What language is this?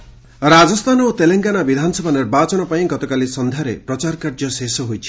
Odia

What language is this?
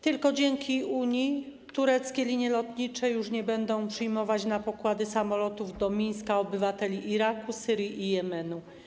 Polish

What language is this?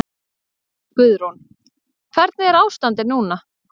Icelandic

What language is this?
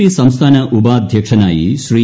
Malayalam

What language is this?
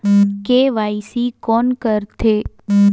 Chhattisgarhi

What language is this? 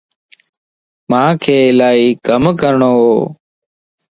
Lasi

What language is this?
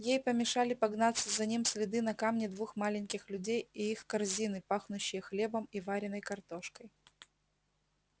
Russian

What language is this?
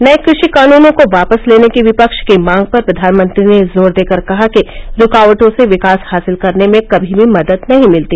Hindi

